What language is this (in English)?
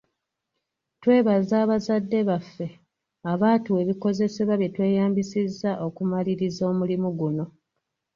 Ganda